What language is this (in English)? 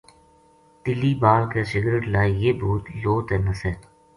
Gujari